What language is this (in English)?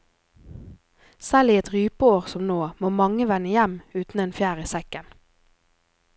Norwegian